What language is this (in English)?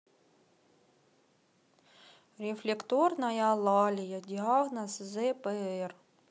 Russian